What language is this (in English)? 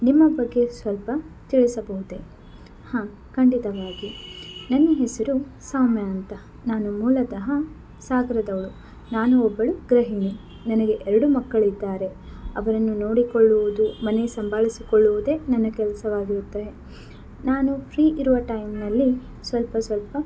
Kannada